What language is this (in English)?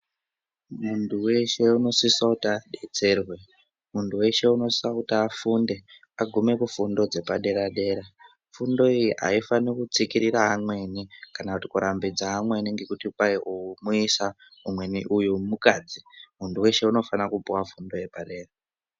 Ndau